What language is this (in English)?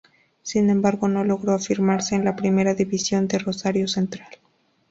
Spanish